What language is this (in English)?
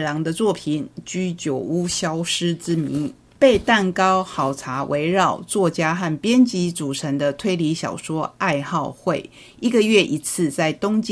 Chinese